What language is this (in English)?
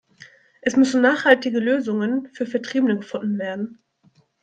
German